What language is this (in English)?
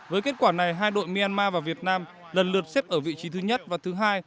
Vietnamese